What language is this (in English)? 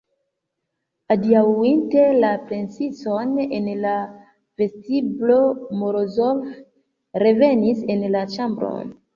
Esperanto